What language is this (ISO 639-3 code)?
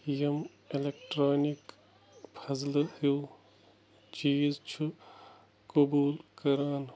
kas